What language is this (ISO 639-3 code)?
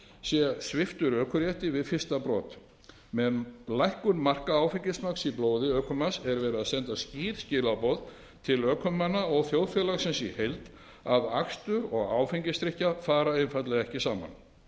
isl